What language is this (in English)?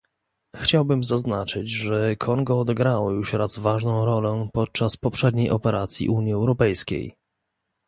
Polish